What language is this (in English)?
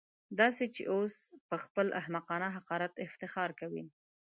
Pashto